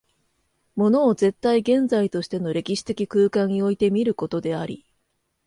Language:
Japanese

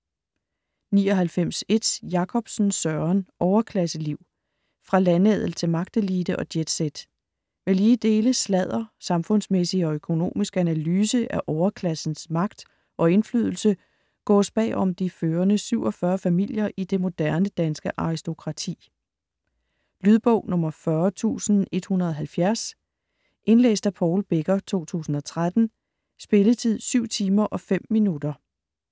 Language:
Danish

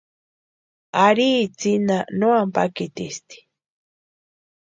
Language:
Western Highland Purepecha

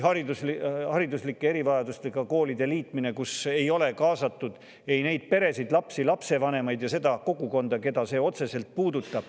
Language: Estonian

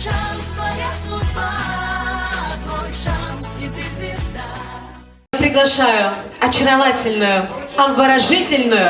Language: Russian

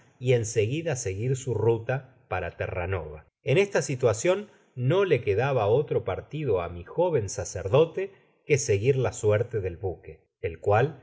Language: Spanish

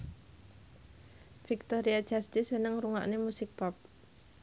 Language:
Javanese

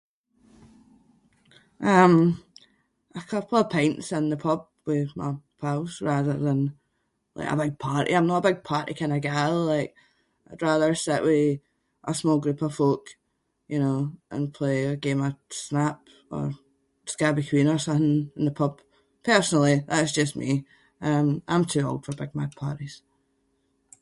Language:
Scots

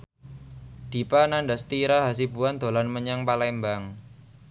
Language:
Javanese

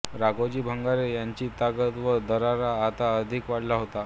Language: Marathi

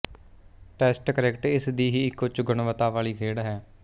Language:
Punjabi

